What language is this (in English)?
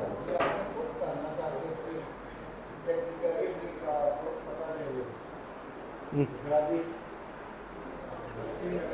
Hindi